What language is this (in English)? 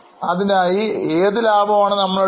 Malayalam